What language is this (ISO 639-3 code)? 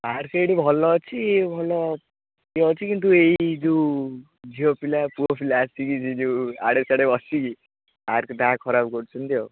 ori